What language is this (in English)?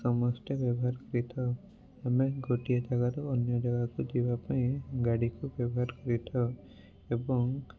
Odia